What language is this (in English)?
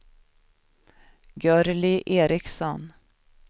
Swedish